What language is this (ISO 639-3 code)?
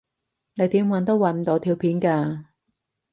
yue